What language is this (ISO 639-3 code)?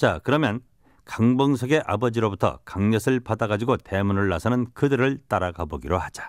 kor